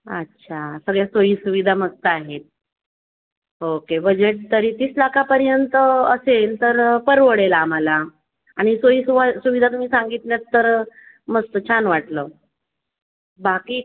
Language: Marathi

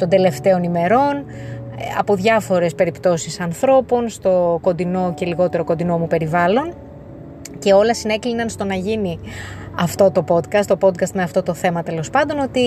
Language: Greek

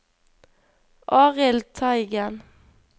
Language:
Norwegian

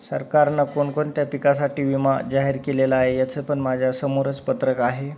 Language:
Marathi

